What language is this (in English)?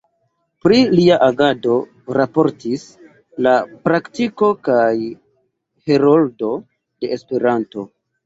Esperanto